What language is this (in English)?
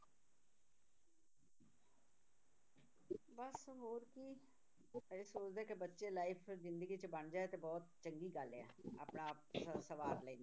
Punjabi